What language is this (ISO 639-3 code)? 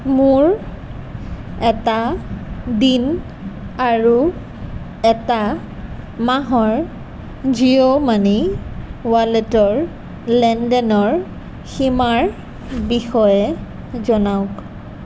asm